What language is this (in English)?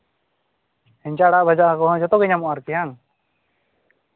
Santali